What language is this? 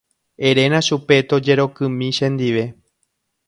Guarani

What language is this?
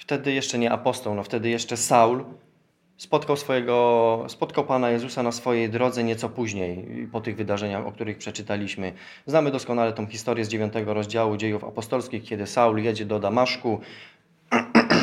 Polish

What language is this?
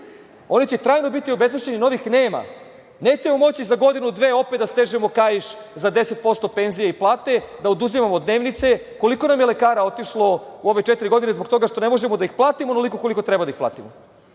Serbian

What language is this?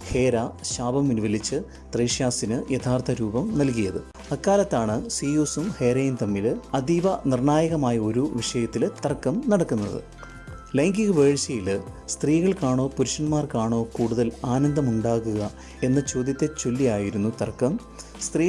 Malayalam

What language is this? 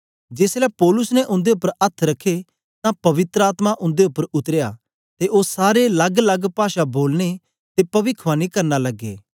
Dogri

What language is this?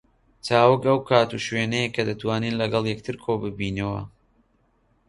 Central Kurdish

